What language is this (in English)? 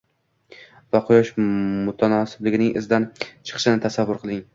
Uzbek